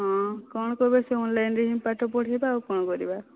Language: Odia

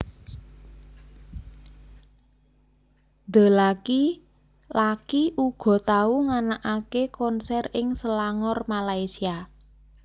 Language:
Javanese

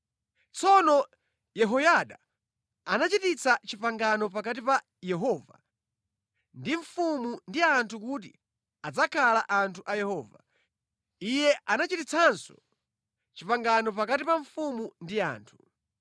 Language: Nyanja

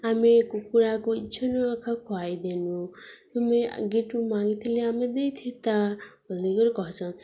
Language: Odia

